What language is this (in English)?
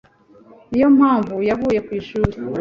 Kinyarwanda